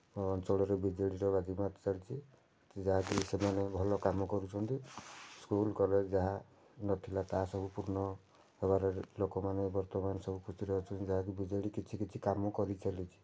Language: Odia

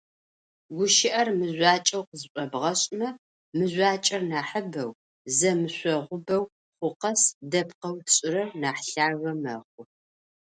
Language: Adyghe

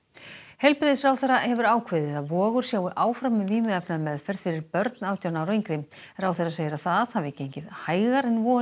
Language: Icelandic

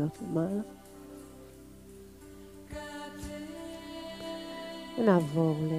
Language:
Hebrew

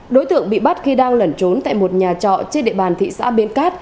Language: Vietnamese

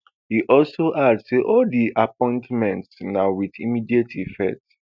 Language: Nigerian Pidgin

